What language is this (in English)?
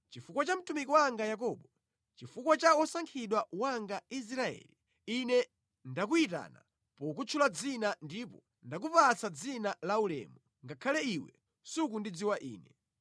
Nyanja